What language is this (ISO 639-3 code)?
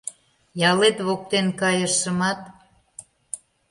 chm